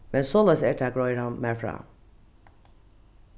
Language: Faroese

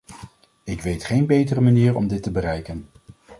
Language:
Dutch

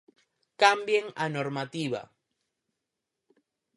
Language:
Galician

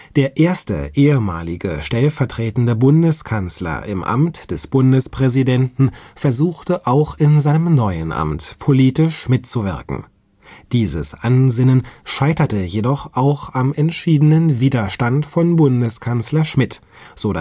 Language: German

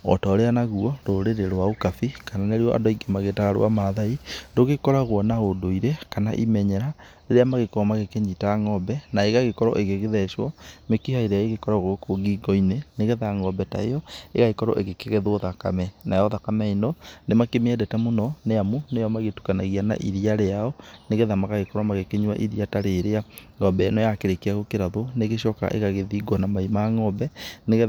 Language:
Kikuyu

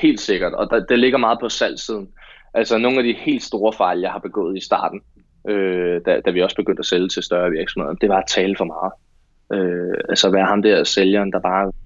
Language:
Danish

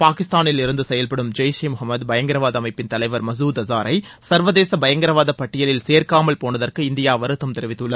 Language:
Tamil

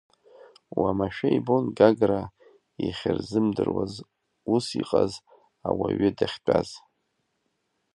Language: Abkhazian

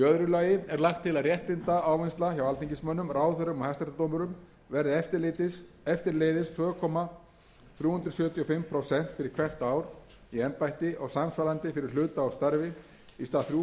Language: Icelandic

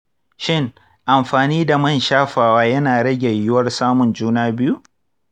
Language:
Hausa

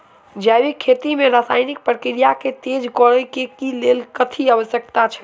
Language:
Maithili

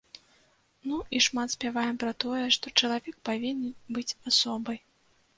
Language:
Belarusian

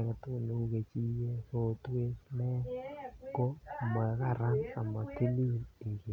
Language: Kalenjin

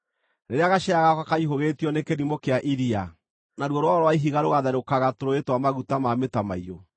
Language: Kikuyu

